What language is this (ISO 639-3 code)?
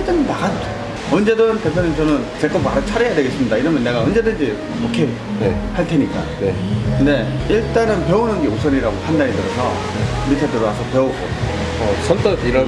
kor